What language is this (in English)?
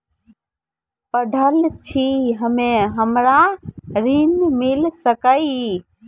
Maithili